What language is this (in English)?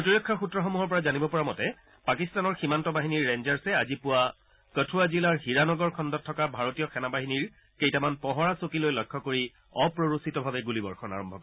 Assamese